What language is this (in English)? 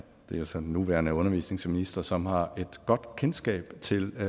Danish